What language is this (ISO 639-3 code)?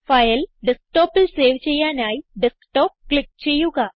mal